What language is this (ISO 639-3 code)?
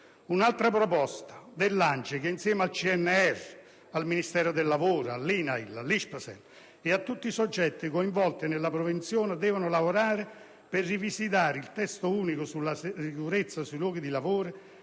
ita